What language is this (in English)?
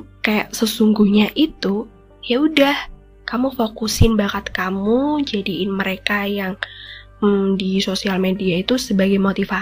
Indonesian